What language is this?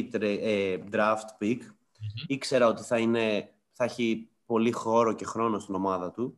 Greek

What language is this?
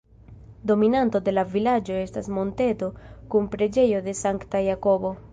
Esperanto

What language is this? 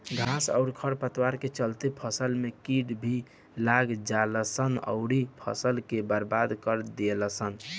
Bhojpuri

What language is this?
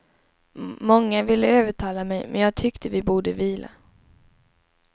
Swedish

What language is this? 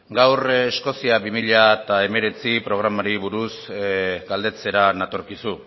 Basque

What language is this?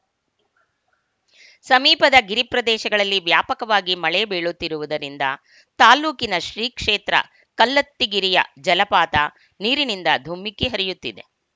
Kannada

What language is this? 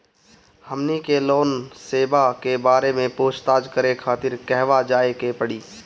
Bhojpuri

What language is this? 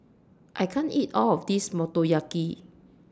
English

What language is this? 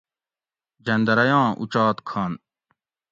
Gawri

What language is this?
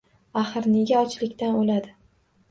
Uzbek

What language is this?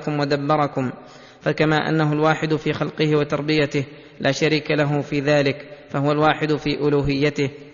Arabic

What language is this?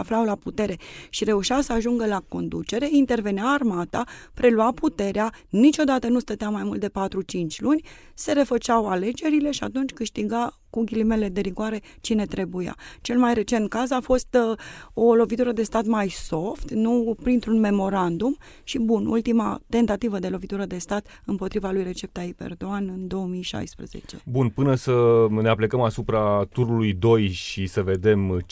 Romanian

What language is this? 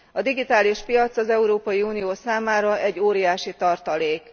Hungarian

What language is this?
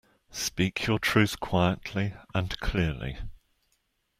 English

